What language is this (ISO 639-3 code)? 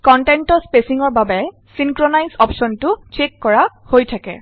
asm